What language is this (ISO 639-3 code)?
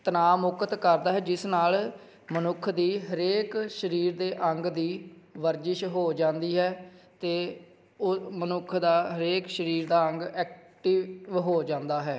pan